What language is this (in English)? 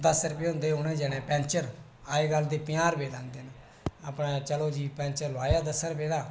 Dogri